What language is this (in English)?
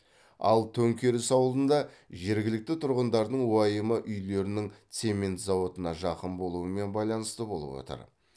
Kazakh